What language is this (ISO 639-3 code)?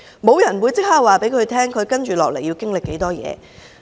yue